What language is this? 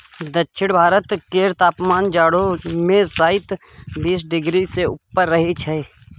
Maithili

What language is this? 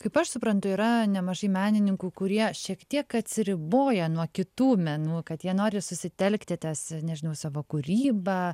Lithuanian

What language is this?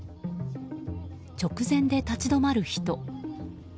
Japanese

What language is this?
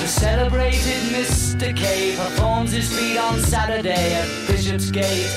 Danish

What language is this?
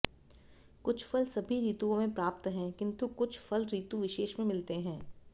Sanskrit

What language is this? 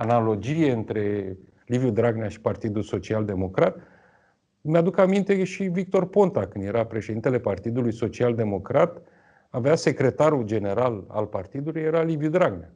Romanian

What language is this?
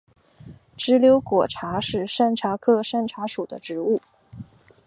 Chinese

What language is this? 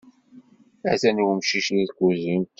Kabyle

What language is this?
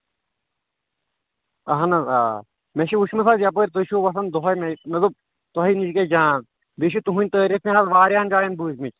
Kashmiri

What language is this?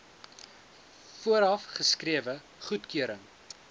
Afrikaans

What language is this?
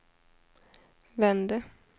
Swedish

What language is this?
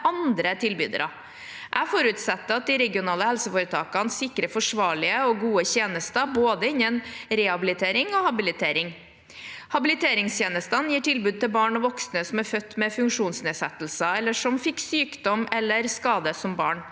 Norwegian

